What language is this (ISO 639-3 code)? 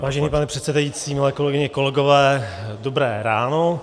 ces